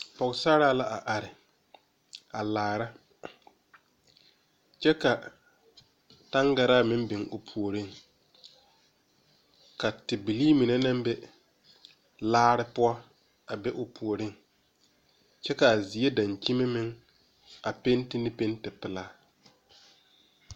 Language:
Southern Dagaare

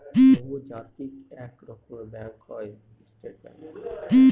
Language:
Bangla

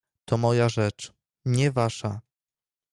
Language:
Polish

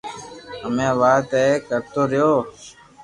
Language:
Loarki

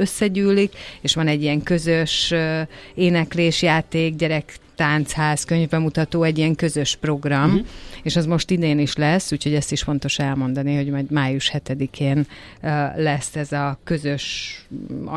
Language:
Hungarian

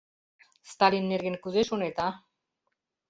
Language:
Mari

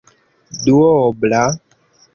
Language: Esperanto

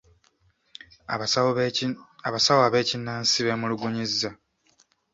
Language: Ganda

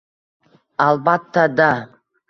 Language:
Uzbek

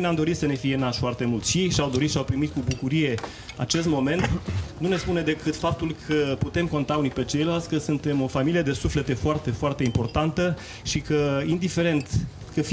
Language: Romanian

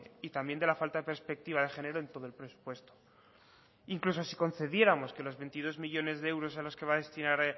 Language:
Spanish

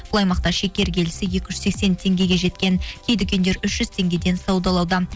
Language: Kazakh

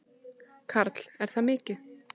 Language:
Icelandic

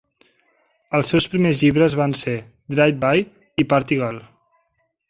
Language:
Catalan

